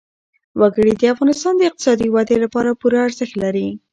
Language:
Pashto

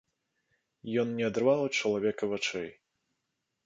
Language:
Belarusian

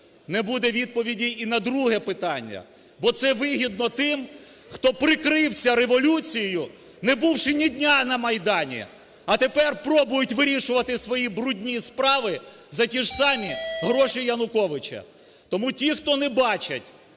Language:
Ukrainian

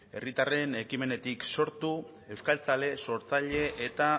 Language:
Basque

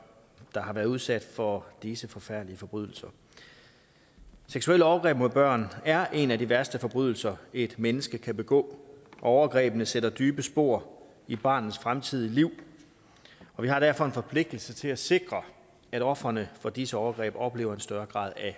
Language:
Danish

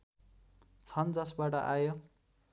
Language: Nepali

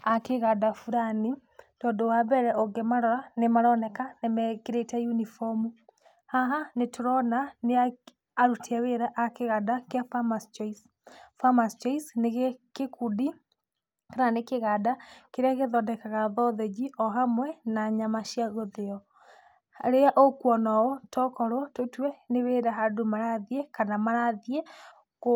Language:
Kikuyu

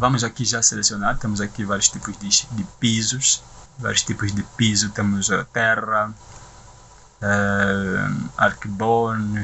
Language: Portuguese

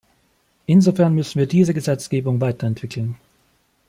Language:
German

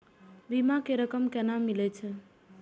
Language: Maithili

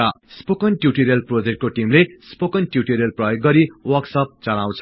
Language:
Nepali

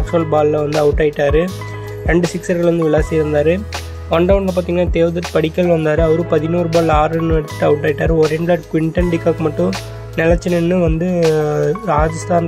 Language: Tamil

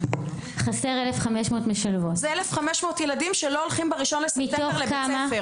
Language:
Hebrew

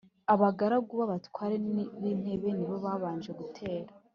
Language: Kinyarwanda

